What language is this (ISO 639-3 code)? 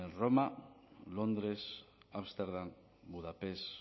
eus